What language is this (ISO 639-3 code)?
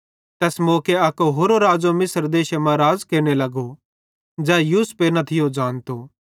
bhd